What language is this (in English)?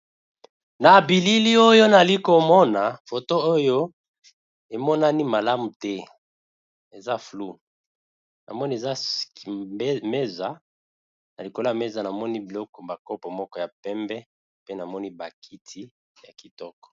Lingala